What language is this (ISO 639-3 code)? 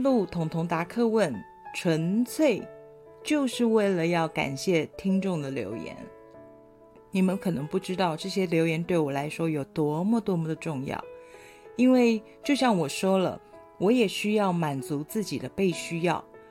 zho